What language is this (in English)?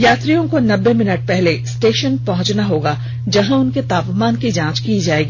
Hindi